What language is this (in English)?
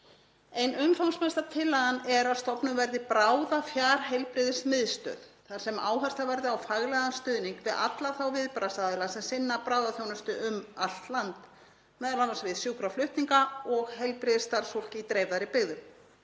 Icelandic